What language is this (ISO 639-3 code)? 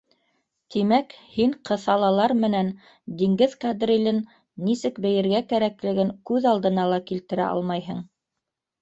bak